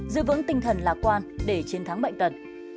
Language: Vietnamese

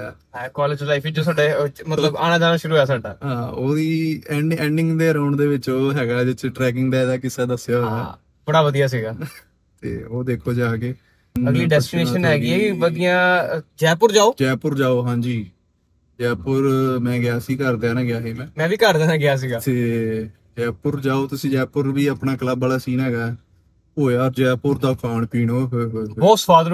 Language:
Punjabi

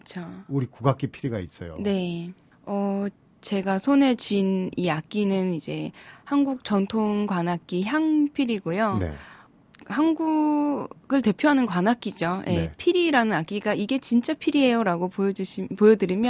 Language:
Korean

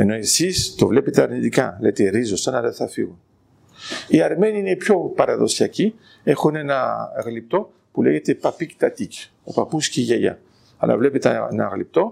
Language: Greek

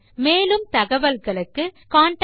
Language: Tamil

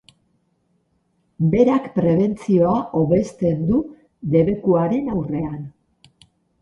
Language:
Basque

